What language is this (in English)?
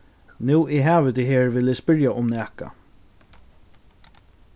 Faroese